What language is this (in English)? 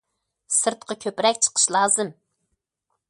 Uyghur